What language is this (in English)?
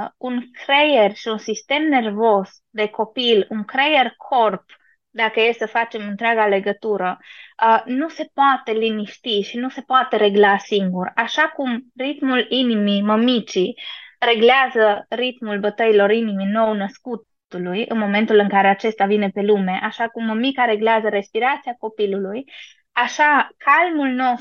Romanian